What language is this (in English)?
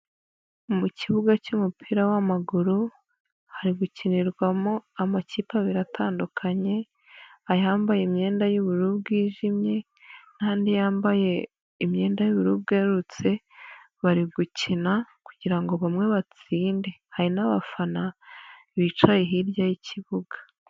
Kinyarwanda